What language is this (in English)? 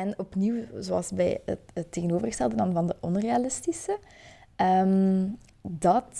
Dutch